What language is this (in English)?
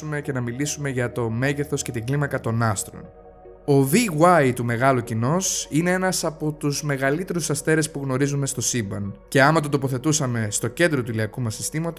Greek